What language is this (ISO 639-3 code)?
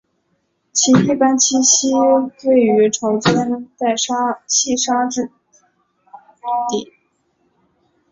zho